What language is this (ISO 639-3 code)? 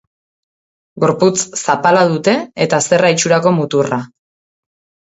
eus